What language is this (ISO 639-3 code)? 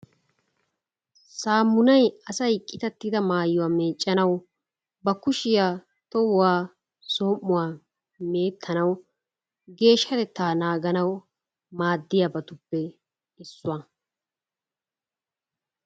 wal